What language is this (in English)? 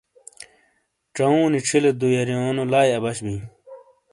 Shina